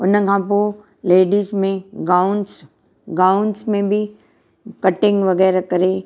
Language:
Sindhi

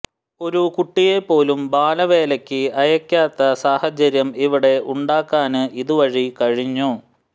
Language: Malayalam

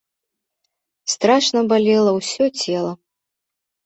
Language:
Belarusian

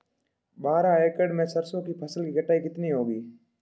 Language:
Hindi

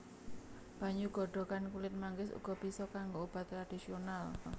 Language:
Javanese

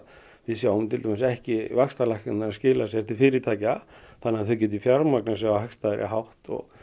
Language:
Icelandic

